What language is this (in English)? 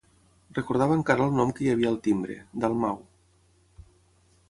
Catalan